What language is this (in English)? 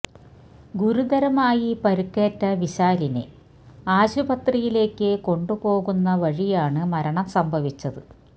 Malayalam